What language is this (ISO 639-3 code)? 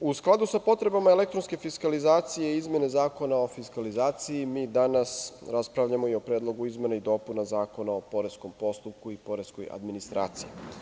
srp